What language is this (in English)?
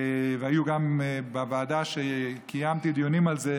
Hebrew